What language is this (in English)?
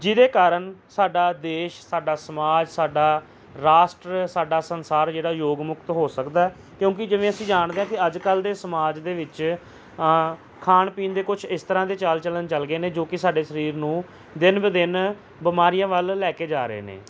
Punjabi